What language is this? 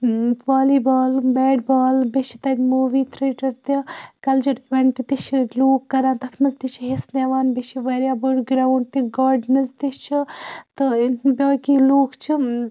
Kashmiri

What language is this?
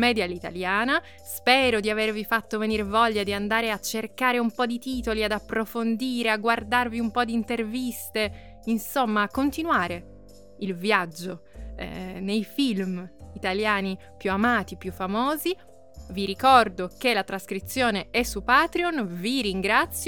Italian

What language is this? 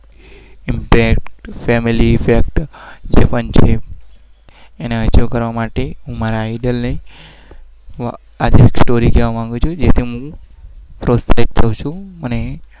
Gujarati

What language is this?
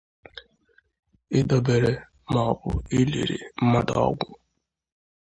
Igbo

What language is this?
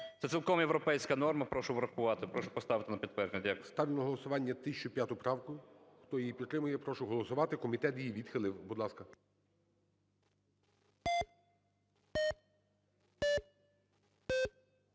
Ukrainian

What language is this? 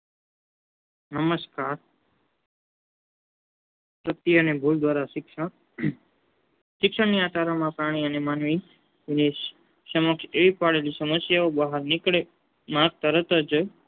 Gujarati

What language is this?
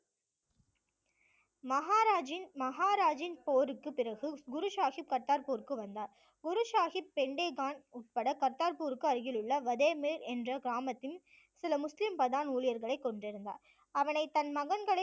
Tamil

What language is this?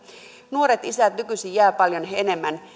Finnish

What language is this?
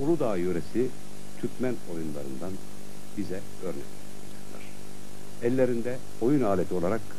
Turkish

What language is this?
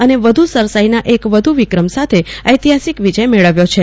Gujarati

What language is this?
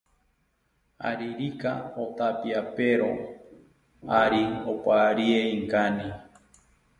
South Ucayali Ashéninka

